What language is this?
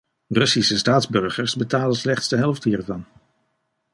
Dutch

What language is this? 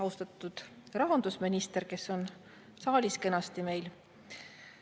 Estonian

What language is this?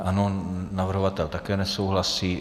Czech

